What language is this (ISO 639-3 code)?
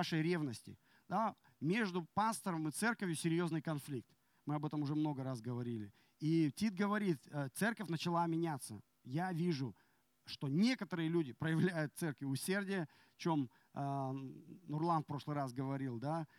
rus